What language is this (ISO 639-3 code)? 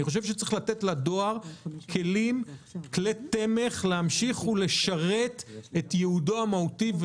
heb